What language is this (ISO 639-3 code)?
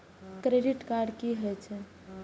mai